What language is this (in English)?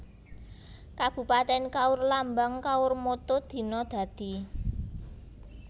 Javanese